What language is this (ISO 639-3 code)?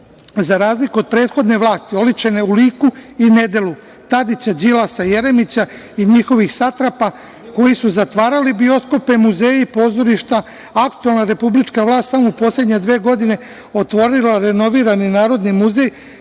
srp